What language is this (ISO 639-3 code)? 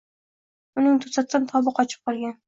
uzb